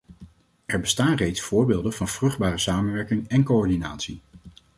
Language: Dutch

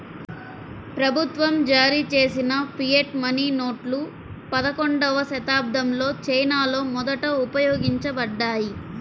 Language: Telugu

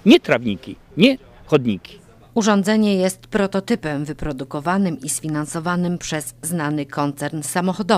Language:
Polish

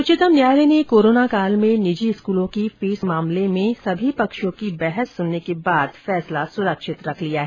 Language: Hindi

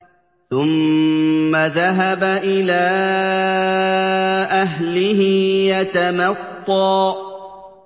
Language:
Arabic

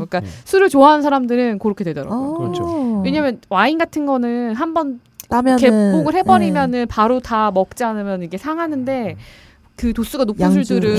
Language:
Korean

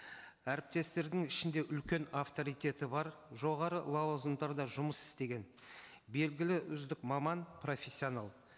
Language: Kazakh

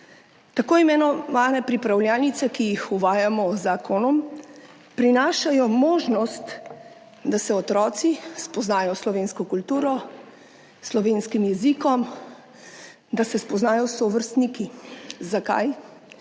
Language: Slovenian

